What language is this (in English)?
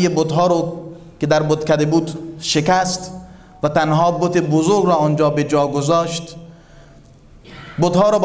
Persian